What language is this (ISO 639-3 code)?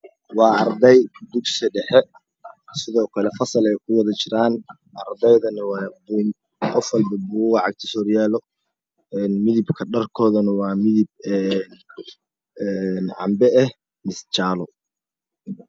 som